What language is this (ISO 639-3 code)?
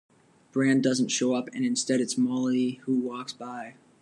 eng